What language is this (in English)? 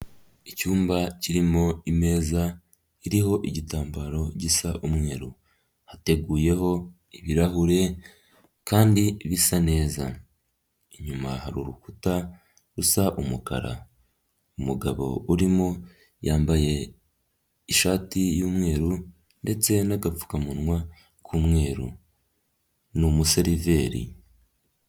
Kinyarwanda